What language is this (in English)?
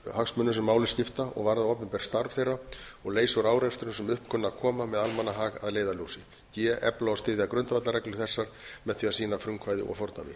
Icelandic